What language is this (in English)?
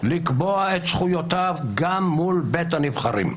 Hebrew